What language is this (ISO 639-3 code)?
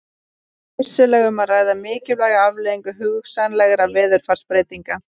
isl